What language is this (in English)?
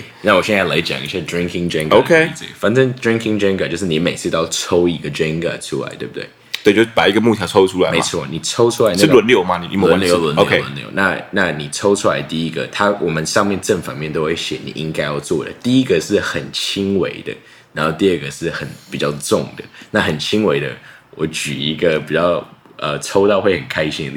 Chinese